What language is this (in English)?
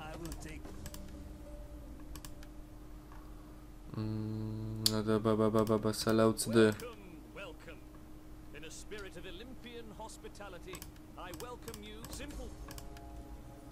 Polish